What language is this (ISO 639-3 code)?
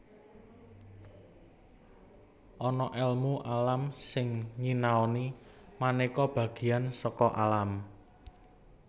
jav